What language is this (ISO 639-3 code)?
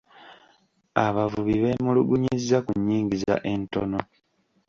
lug